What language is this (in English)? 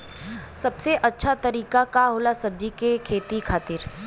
Bhojpuri